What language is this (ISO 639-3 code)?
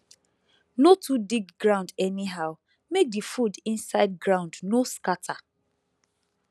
pcm